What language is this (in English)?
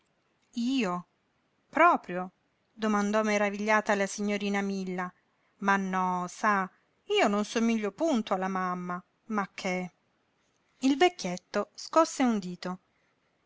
Italian